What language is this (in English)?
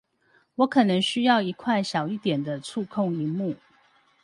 Chinese